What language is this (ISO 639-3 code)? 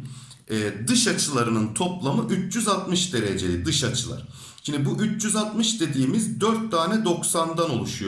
tur